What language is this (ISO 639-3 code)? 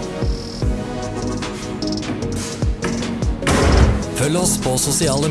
nor